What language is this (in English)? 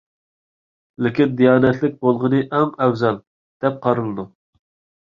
Uyghur